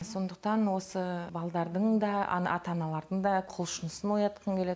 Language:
Kazakh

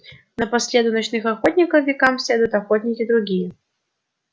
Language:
Russian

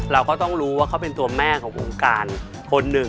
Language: Thai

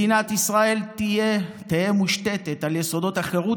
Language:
Hebrew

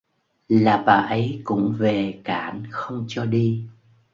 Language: Vietnamese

